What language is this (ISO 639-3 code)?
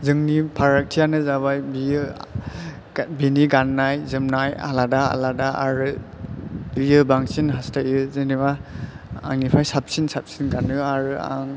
brx